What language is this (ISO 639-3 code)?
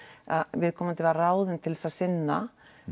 isl